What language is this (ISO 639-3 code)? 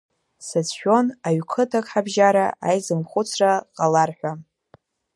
abk